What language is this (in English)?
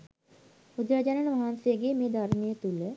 Sinhala